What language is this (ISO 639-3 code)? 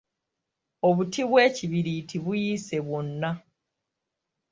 lug